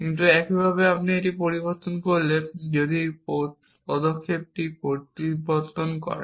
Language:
Bangla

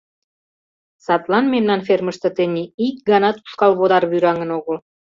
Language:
Mari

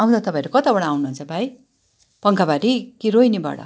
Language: Nepali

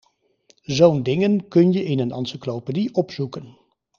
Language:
Dutch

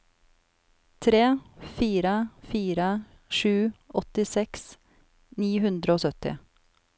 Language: Norwegian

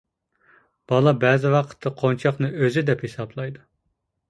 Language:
Uyghur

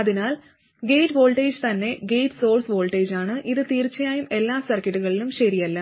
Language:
Malayalam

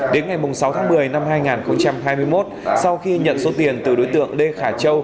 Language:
Vietnamese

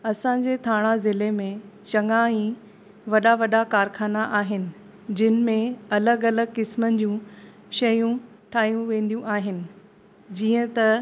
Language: Sindhi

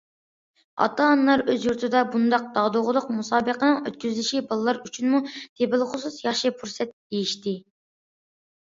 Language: Uyghur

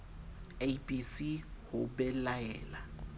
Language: Southern Sotho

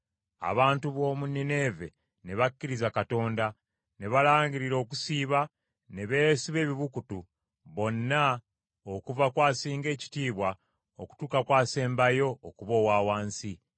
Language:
Ganda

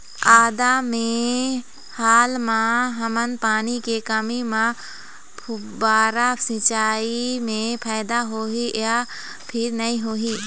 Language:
Chhattisgarhi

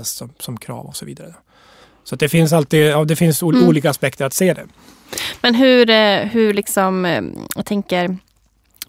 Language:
Swedish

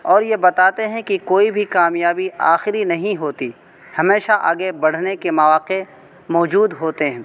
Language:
Urdu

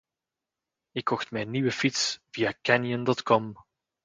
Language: Dutch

